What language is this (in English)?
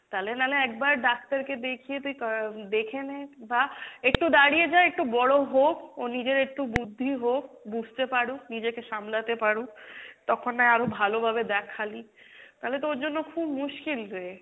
Bangla